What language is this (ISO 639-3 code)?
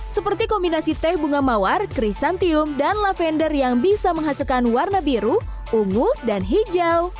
ind